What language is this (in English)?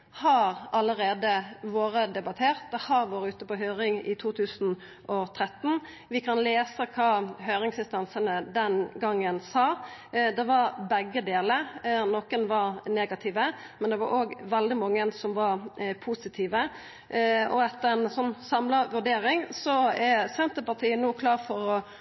Norwegian Nynorsk